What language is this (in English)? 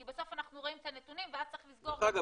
Hebrew